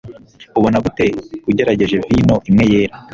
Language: Kinyarwanda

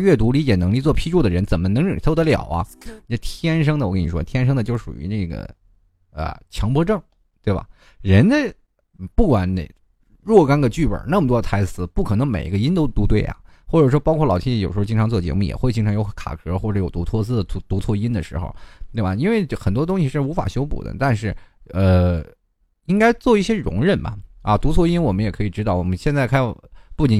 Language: Chinese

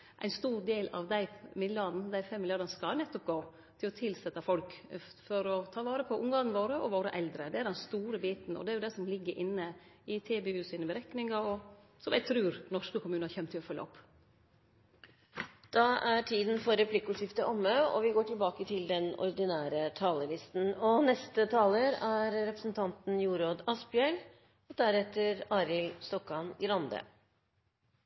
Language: Norwegian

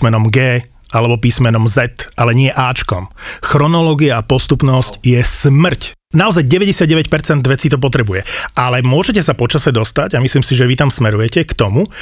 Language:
Slovak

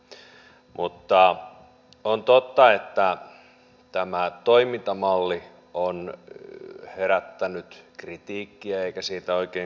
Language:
Finnish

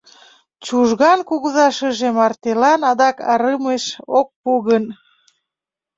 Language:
Mari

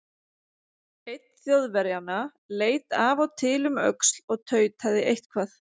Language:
Icelandic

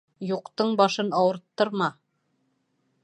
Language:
Bashkir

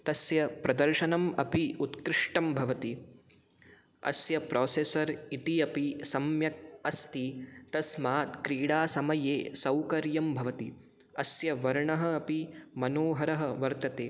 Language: Sanskrit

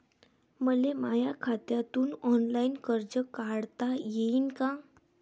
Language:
Marathi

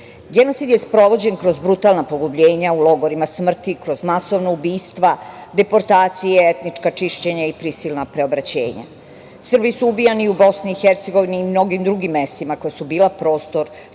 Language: Serbian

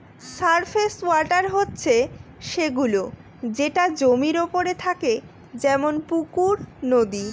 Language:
Bangla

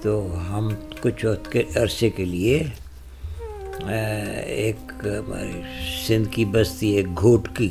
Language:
Urdu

